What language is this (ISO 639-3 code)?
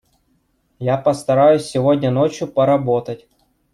rus